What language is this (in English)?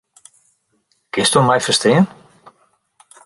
Western Frisian